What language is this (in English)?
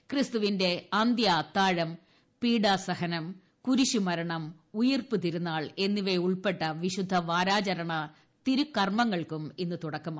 Malayalam